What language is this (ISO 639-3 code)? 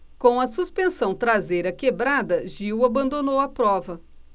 por